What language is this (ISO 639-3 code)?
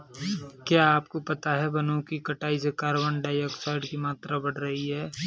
hin